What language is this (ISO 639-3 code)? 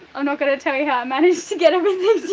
eng